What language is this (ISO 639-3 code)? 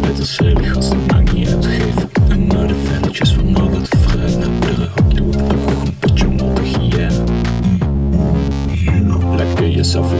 nld